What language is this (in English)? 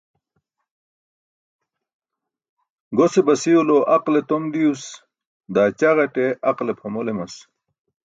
Burushaski